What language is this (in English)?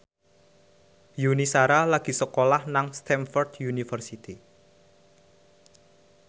Javanese